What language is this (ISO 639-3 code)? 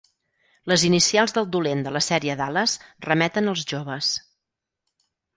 cat